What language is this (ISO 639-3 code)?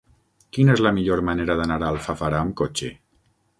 cat